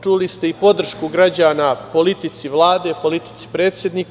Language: Serbian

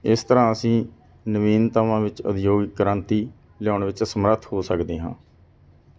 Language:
Punjabi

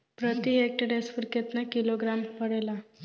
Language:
Bhojpuri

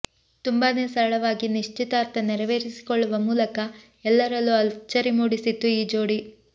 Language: Kannada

